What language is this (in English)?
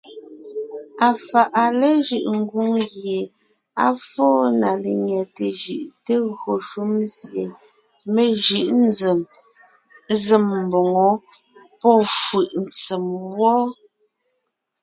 Ngiemboon